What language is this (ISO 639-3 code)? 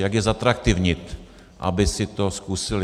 ces